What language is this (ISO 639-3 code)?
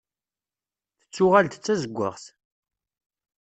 kab